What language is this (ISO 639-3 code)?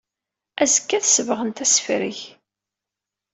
kab